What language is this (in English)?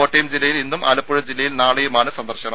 Malayalam